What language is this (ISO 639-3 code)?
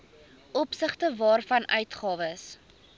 afr